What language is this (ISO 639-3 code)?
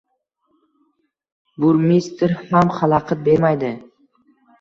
uzb